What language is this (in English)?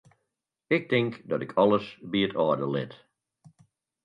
Western Frisian